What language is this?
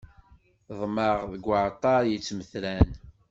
Kabyle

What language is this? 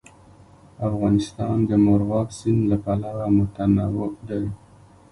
Pashto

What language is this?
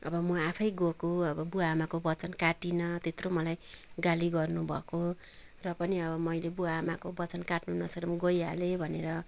Nepali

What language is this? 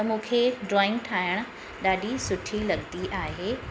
Sindhi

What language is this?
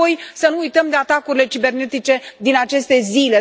Romanian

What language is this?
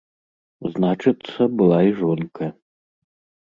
Belarusian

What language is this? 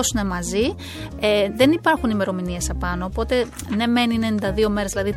Greek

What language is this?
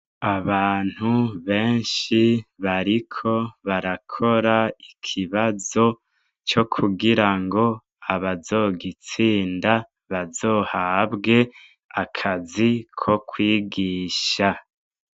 Rundi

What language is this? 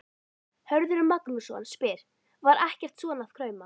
Icelandic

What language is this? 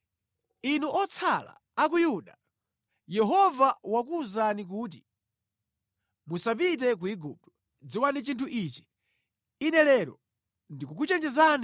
Nyanja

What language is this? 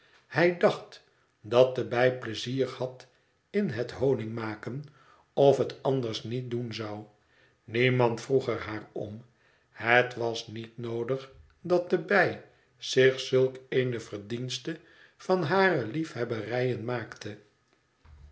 Dutch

